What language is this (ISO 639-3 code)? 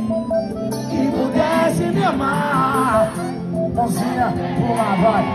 por